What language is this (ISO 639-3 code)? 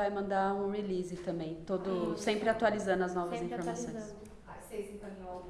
por